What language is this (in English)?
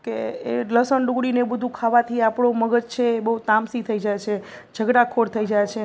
Gujarati